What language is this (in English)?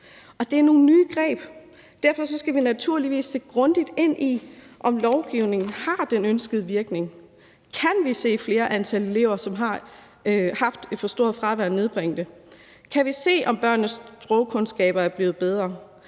Danish